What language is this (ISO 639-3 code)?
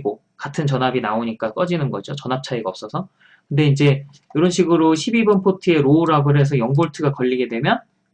kor